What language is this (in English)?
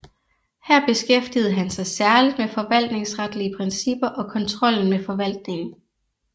Danish